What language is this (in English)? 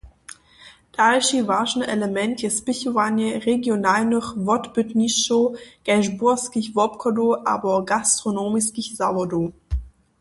Upper Sorbian